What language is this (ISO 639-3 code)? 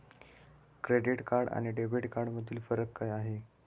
mar